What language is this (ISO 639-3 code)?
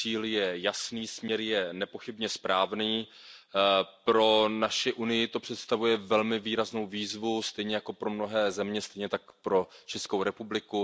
ces